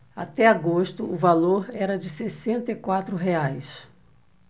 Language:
Portuguese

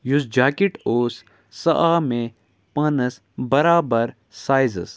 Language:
Kashmiri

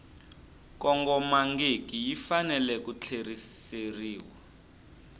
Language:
Tsonga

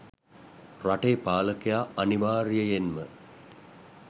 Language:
Sinhala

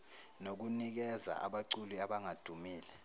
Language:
Zulu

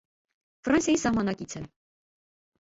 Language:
Armenian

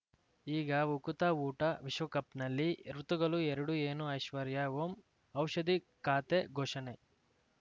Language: Kannada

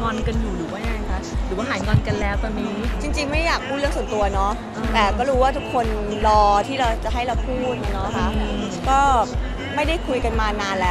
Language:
Thai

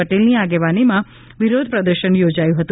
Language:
Gujarati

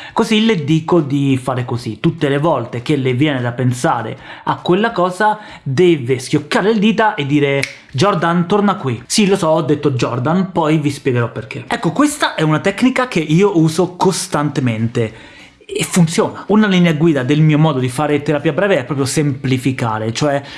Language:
Italian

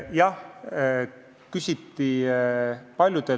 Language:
Estonian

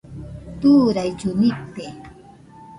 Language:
Nüpode Huitoto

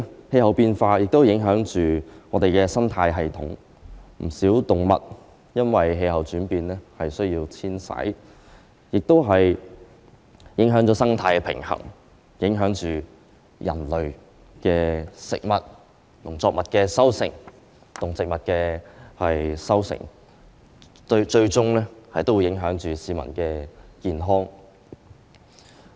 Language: Cantonese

